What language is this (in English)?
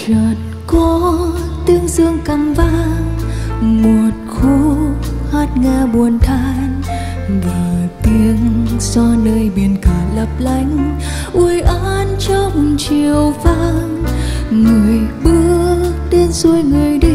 Vietnamese